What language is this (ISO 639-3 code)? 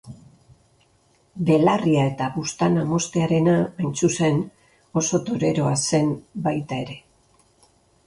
eus